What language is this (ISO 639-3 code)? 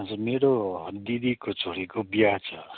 nep